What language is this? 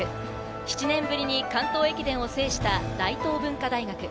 Japanese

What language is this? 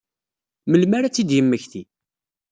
Kabyle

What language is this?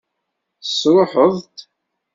Kabyle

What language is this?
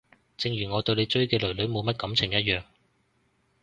Cantonese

